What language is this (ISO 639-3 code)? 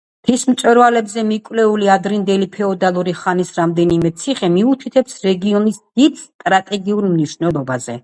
kat